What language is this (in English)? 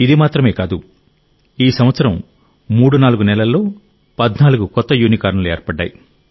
Telugu